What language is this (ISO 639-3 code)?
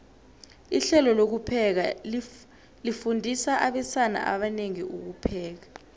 nbl